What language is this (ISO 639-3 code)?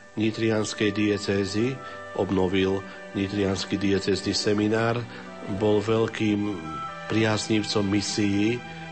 slk